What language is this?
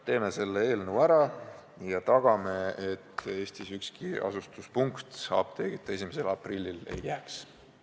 Estonian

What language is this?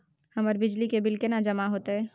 Maithili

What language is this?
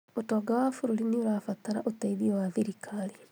Kikuyu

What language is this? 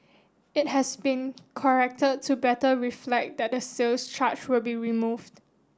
English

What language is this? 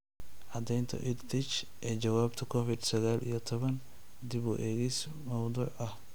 Somali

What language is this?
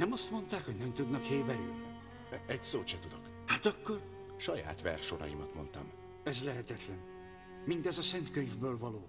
Hungarian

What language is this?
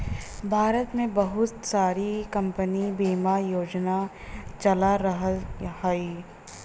Bhojpuri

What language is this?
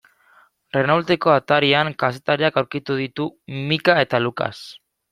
Basque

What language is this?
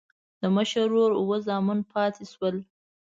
Pashto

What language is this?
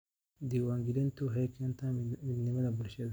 Somali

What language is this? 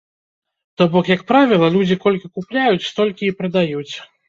Belarusian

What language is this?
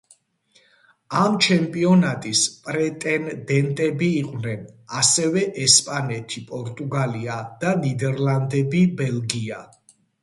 Georgian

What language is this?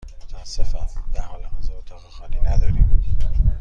Persian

